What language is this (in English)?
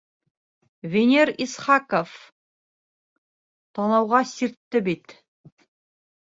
Bashkir